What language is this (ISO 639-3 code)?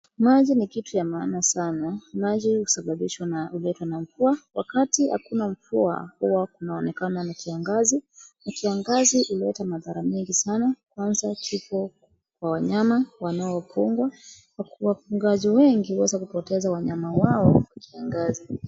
swa